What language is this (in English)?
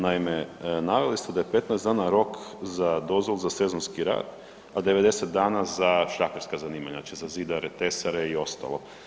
Croatian